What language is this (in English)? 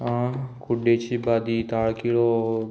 Konkani